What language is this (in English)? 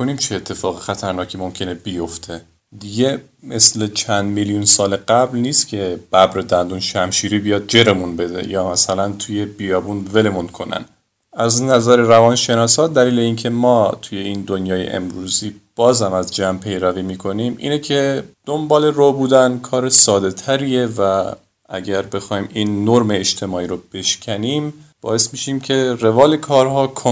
Persian